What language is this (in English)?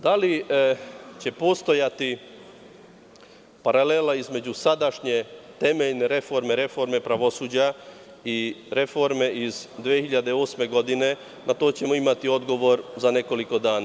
Serbian